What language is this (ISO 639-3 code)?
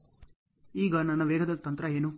kan